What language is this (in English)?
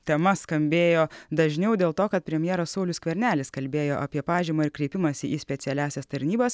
Lithuanian